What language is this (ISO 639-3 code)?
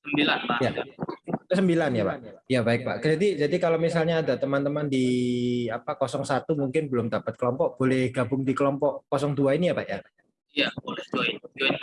ind